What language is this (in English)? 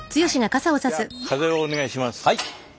Japanese